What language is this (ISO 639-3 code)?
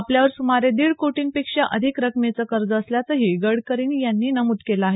mar